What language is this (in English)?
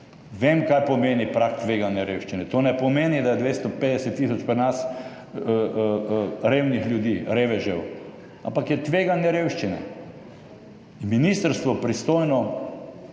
Slovenian